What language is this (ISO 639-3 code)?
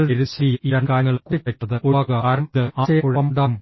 mal